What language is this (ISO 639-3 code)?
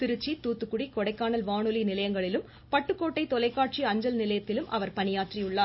tam